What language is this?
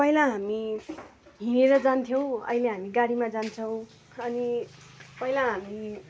Nepali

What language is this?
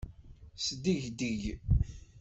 Kabyle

